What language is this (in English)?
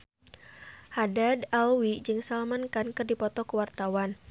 Sundanese